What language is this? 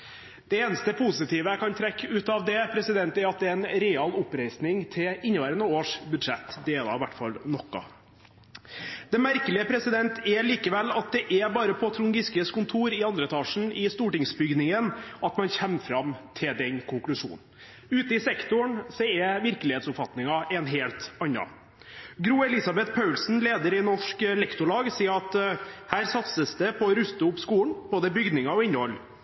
Norwegian Bokmål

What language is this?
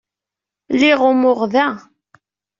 Kabyle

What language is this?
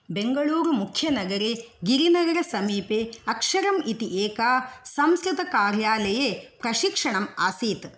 Sanskrit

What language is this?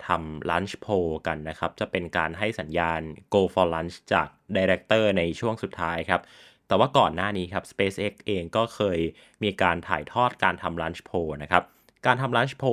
Thai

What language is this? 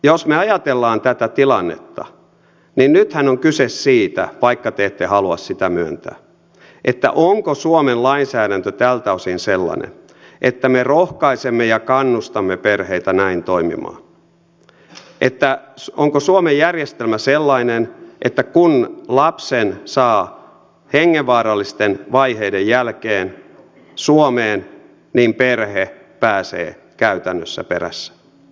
Finnish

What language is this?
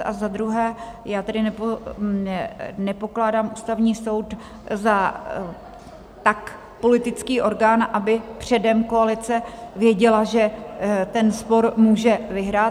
Czech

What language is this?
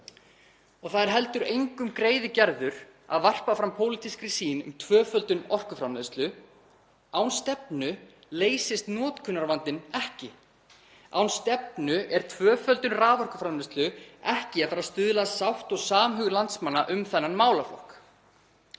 Icelandic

